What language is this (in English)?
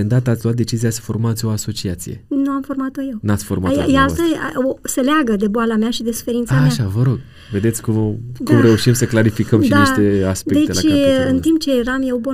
Romanian